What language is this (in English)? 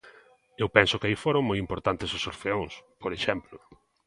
Galician